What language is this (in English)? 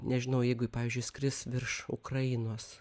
Lithuanian